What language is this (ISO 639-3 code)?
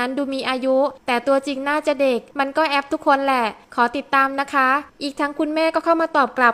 tha